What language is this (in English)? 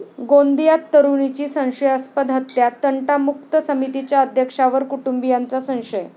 Marathi